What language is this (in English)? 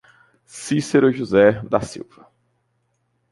Portuguese